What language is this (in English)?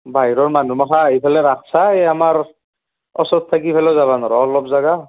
Assamese